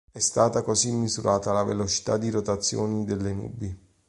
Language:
Italian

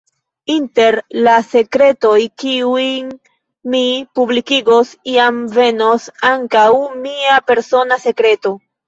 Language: Esperanto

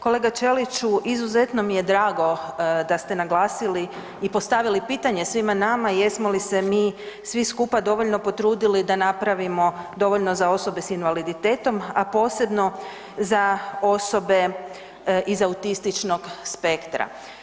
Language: Croatian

